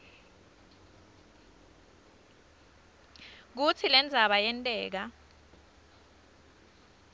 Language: Swati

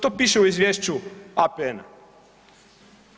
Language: Croatian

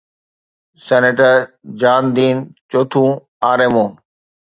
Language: Sindhi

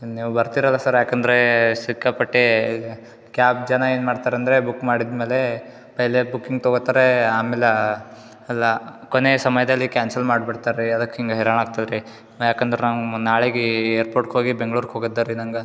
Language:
Kannada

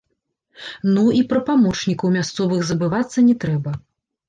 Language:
Belarusian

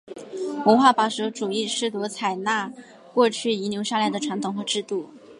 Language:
Chinese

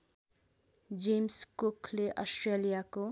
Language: Nepali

